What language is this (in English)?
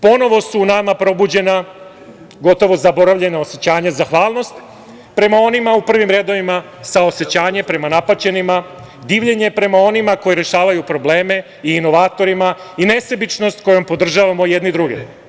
Serbian